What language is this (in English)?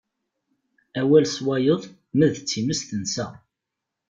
Kabyle